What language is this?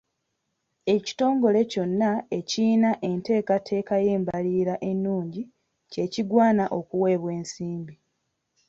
Ganda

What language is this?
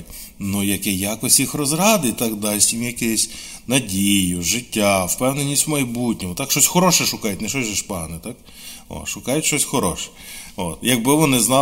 Ukrainian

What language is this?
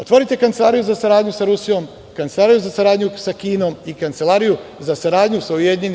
Serbian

